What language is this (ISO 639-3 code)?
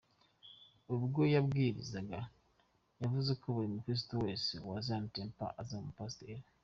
kin